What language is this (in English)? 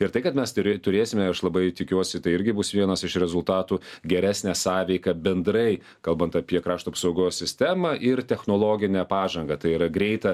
Lithuanian